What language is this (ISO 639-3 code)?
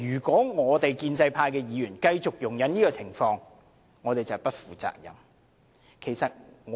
yue